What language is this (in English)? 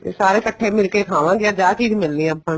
Punjabi